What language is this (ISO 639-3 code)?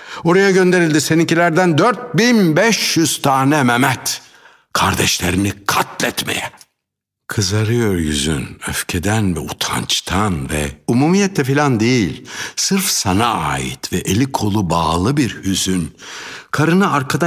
tur